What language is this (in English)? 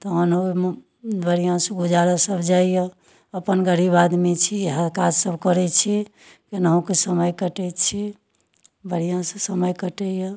Maithili